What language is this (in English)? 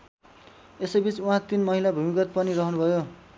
Nepali